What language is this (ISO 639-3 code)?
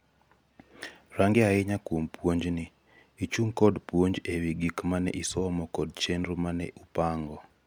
luo